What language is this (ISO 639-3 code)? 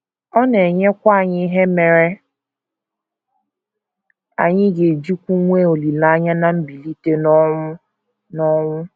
ibo